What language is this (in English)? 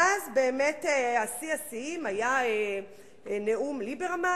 Hebrew